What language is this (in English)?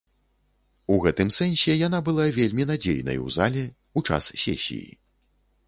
Belarusian